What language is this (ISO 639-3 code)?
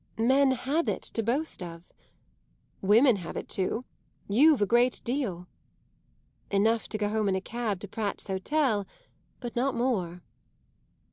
eng